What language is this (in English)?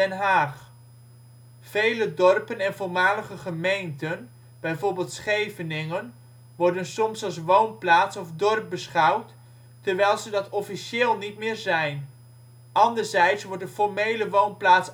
Dutch